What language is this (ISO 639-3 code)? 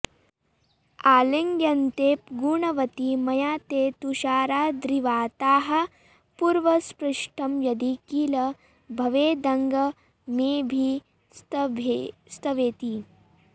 san